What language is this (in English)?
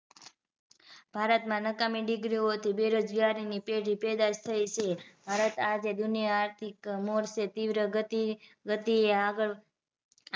Gujarati